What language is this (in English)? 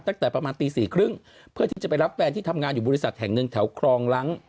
Thai